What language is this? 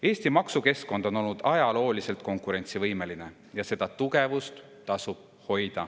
Estonian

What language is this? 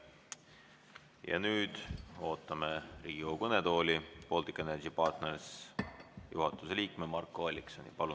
Estonian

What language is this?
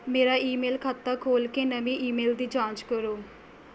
Punjabi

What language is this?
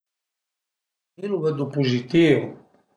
Piedmontese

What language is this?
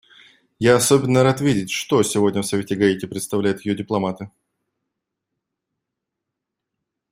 Russian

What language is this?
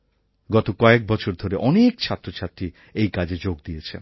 Bangla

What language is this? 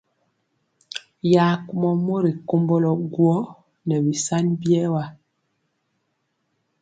Mpiemo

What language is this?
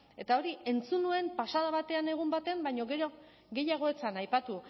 Basque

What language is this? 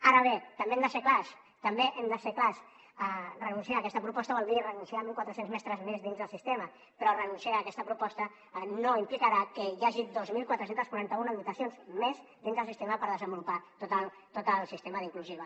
Catalan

